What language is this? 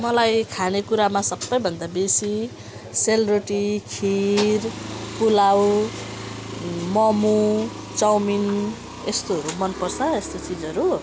Nepali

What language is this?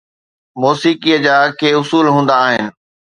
Sindhi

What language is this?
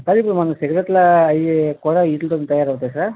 Telugu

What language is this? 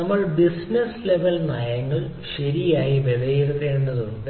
Malayalam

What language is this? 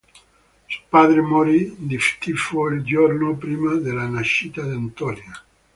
Italian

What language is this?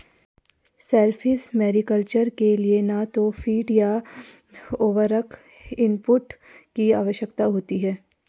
Hindi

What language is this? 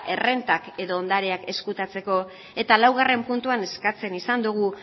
Basque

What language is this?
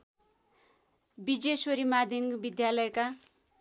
Nepali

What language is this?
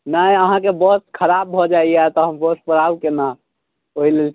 Maithili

